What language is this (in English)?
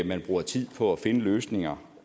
Danish